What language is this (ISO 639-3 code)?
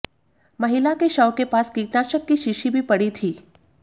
hin